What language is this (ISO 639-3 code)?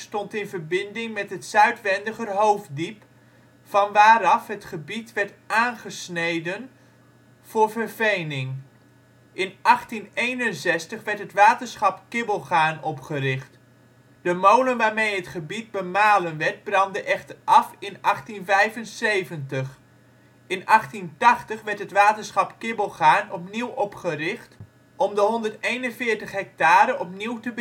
nld